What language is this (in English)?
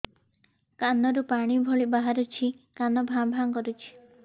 Odia